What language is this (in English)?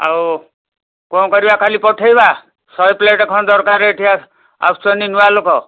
Odia